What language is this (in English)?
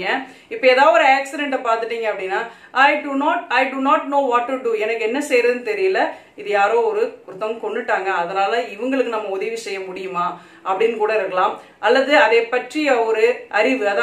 Hindi